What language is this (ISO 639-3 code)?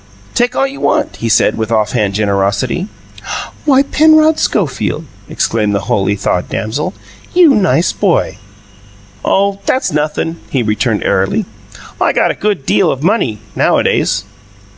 eng